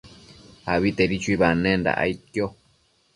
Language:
Matsés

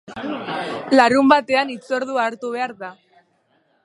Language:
Basque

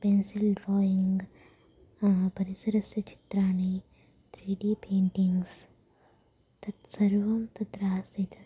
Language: Sanskrit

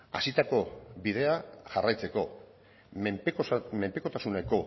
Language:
Basque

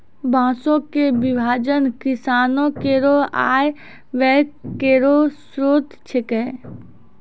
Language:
Maithili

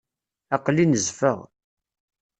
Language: Kabyle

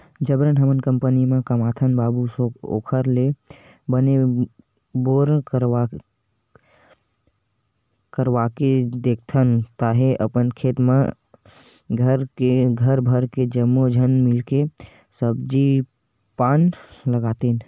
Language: Chhattisgarhi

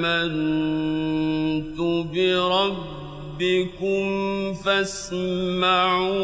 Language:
Arabic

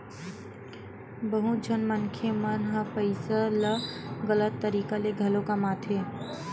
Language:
Chhattisgarhi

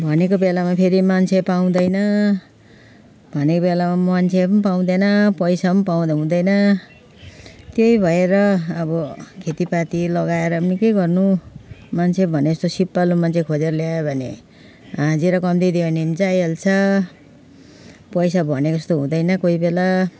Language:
Nepali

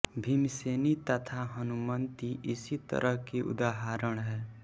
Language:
Hindi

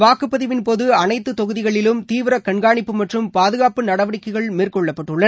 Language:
Tamil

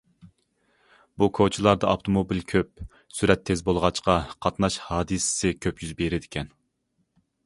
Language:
Uyghur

